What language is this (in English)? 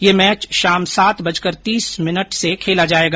Hindi